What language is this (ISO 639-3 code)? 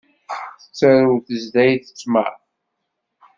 kab